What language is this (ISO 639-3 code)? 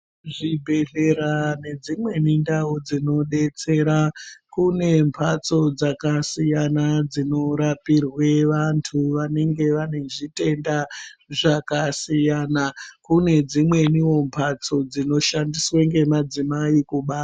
ndc